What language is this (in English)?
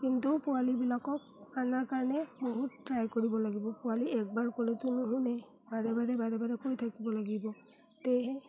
Assamese